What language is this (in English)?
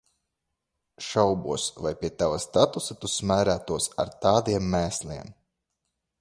Latvian